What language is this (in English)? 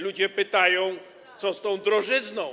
Polish